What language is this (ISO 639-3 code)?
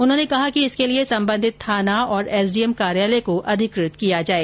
hin